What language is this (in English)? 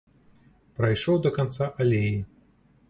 Belarusian